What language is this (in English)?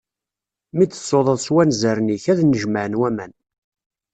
Kabyle